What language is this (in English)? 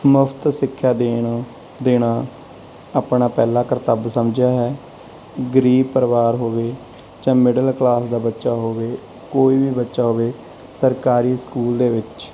Punjabi